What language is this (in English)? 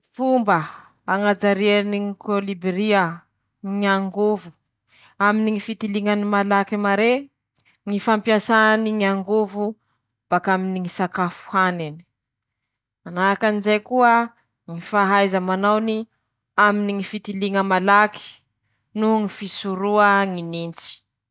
Masikoro Malagasy